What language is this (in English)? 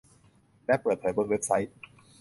Thai